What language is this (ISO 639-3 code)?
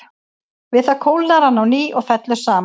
isl